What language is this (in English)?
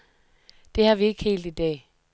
Danish